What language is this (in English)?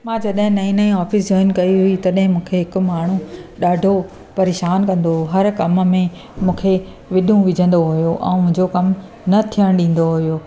Sindhi